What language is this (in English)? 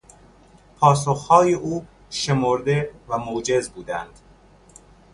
Persian